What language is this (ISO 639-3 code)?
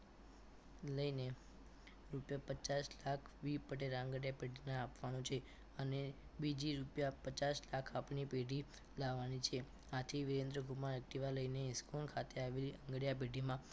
guj